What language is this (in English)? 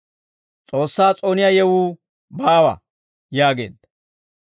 Dawro